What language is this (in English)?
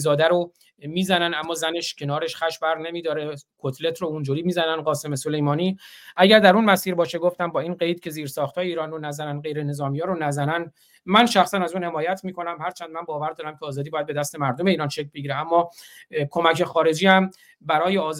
Persian